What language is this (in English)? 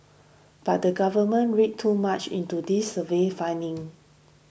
English